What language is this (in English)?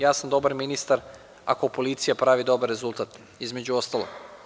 Serbian